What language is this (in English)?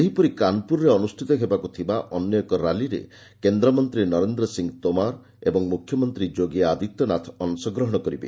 Odia